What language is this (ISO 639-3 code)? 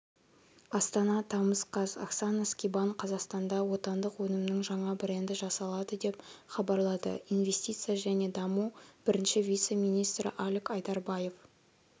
kaz